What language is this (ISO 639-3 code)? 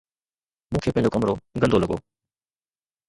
snd